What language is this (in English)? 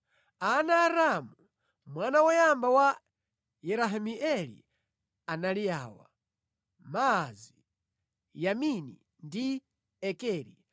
Nyanja